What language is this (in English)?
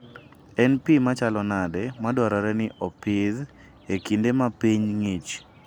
Luo (Kenya and Tanzania)